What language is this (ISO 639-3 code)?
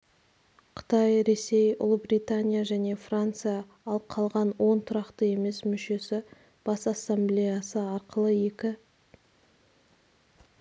kaz